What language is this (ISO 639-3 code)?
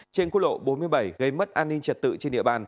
vie